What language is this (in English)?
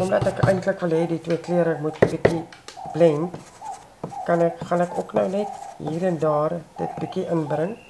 Dutch